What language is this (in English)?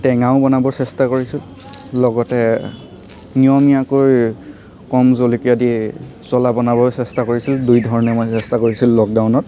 Assamese